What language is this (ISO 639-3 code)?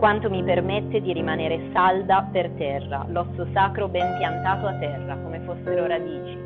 ita